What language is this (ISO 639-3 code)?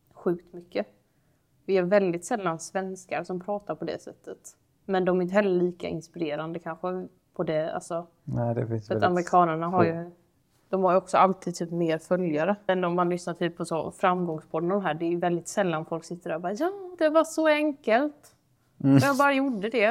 swe